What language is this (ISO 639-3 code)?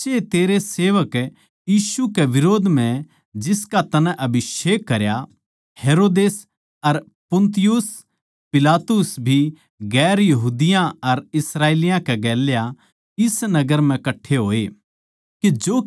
bgc